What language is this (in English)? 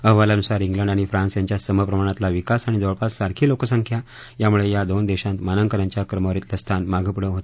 Marathi